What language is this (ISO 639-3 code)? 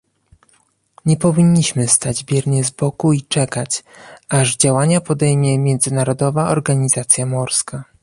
pol